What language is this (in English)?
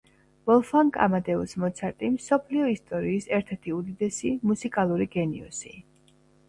Georgian